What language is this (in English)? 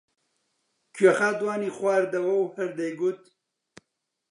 Central Kurdish